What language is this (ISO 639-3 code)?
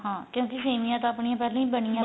pan